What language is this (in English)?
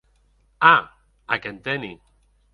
Occitan